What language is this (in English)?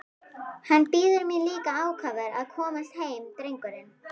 Icelandic